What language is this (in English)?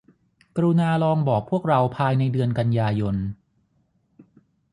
Thai